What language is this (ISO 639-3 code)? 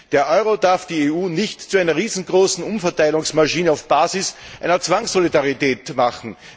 deu